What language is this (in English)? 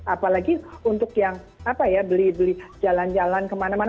Indonesian